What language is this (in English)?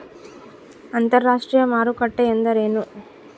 Kannada